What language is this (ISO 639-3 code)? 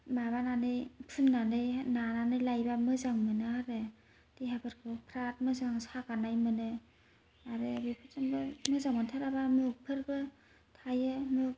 brx